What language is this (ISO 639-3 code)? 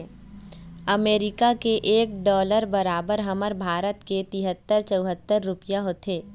hne